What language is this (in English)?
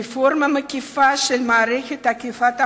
Hebrew